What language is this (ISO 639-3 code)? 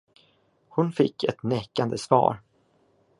swe